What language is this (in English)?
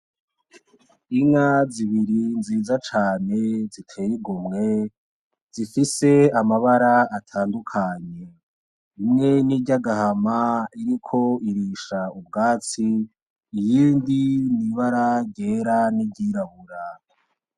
Rundi